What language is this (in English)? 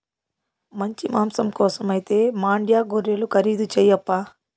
Telugu